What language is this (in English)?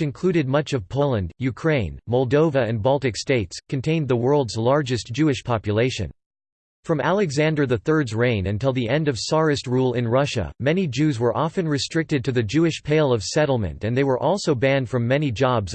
English